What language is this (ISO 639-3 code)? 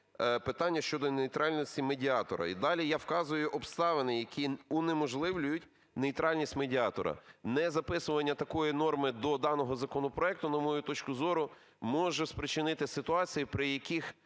ukr